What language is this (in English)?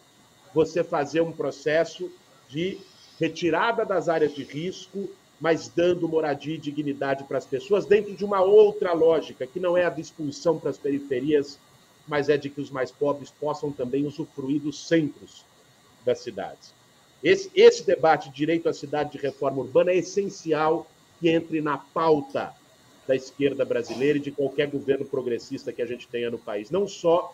Portuguese